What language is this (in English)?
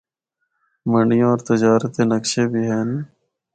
Northern Hindko